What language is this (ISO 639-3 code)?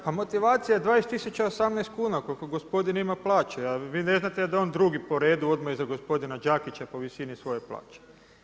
hrv